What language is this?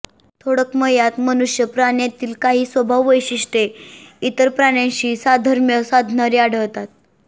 Marathi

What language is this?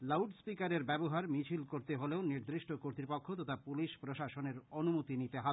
Bangla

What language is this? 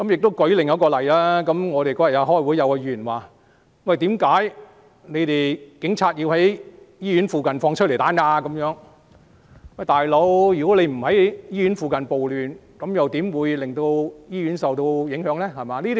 Cantonese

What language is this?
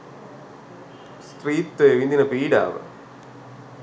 Sinhala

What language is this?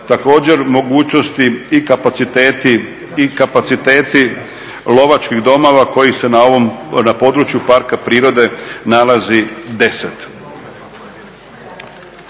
Croatian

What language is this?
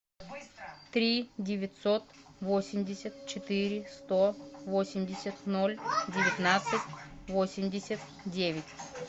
Russian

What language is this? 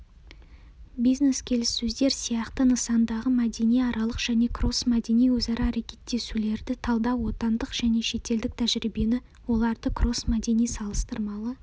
Kazakh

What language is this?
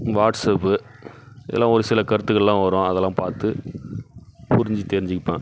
Tamil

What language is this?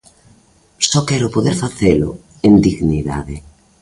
Galician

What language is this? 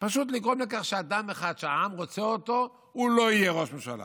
Hebrew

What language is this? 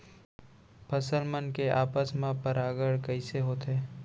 Chhattisgarhi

